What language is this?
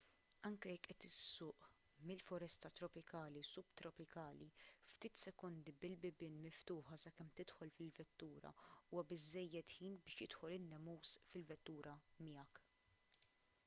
Maltese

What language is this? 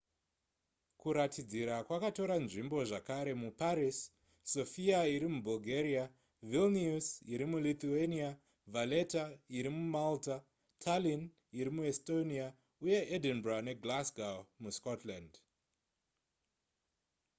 Shona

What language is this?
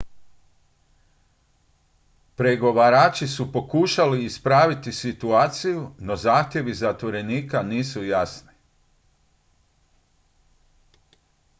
Croatian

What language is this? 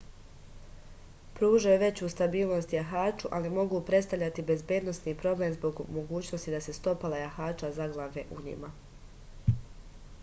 Serbian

